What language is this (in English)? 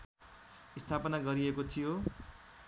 Nepali